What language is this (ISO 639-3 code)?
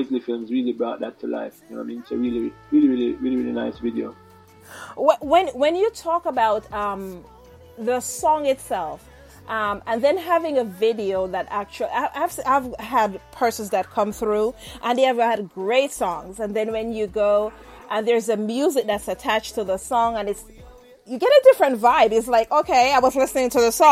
eng